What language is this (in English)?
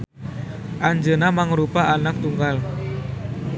Sundanese